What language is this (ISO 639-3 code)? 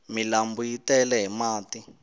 tso